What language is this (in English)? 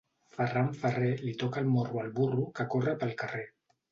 Catalan